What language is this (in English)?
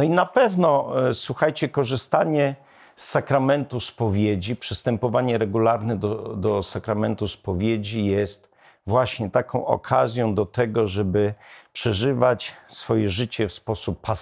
Polish